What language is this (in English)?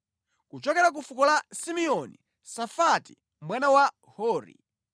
Nyanja